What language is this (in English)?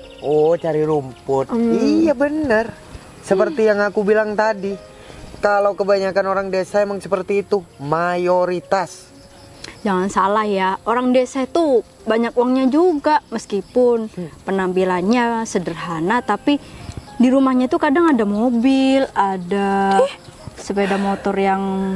Indonesian